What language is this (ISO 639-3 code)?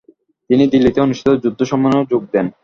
ben